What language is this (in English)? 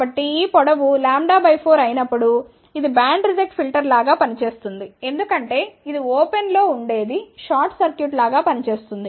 Telugu